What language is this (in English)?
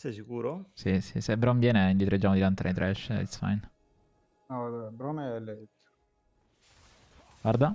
Italian